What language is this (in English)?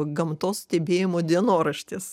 Lithuanian